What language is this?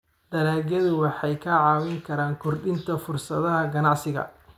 Somali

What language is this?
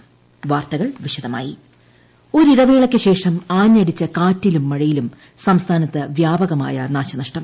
Malayalam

